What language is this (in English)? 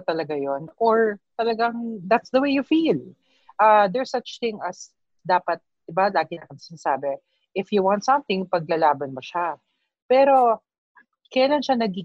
Filipino